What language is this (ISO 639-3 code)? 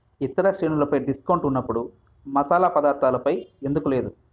tel